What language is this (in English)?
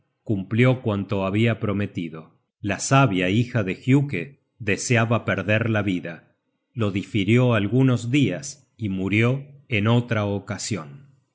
Spanish